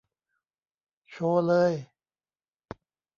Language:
Thai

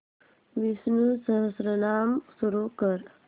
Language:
Marathi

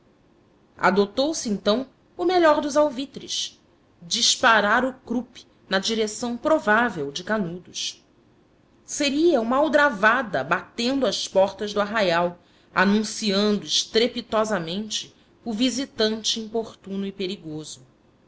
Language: Portuguese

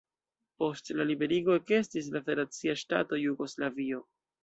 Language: Esperanto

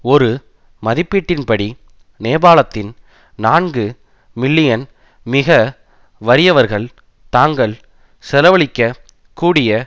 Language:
Tamil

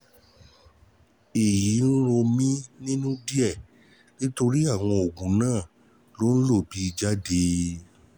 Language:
Yoruba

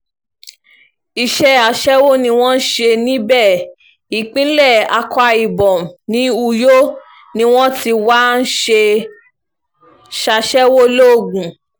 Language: Yoruba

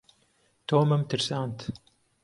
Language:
Central Kurdish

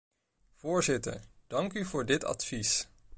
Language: Dutch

